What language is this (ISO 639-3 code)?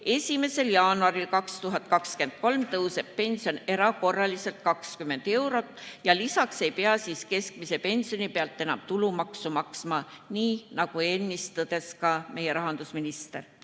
est